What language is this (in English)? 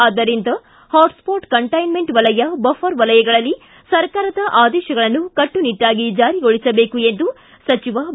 Kannada